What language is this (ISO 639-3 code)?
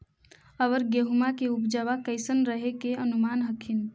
mag